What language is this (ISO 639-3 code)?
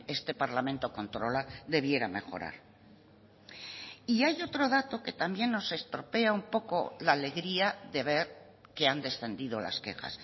spa